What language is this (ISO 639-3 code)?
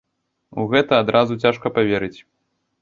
bel